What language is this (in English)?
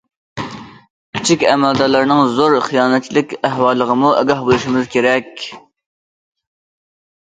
Uyghur